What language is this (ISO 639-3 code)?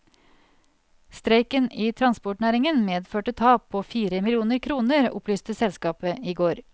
nor